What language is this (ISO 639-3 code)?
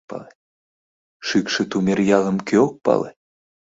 chm